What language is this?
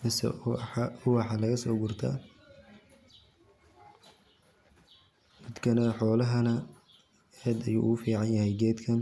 Somali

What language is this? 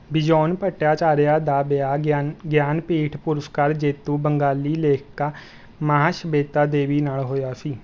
Punjabi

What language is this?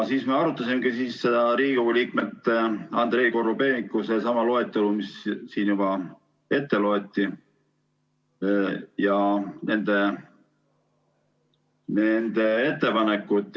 Estonian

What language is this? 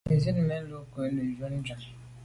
Medumba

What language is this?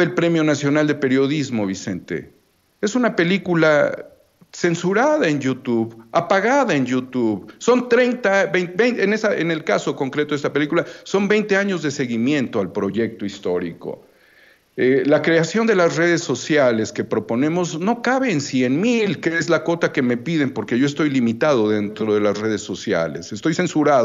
Spanish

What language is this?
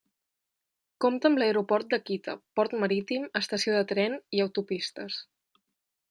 Catalan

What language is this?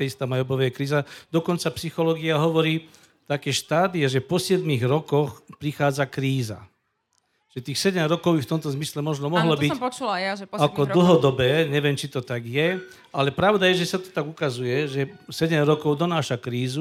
Slovak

